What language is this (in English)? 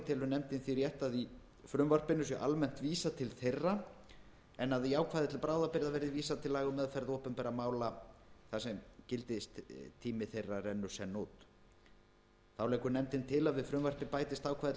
Icelandic